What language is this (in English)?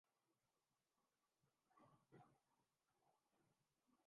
Urdu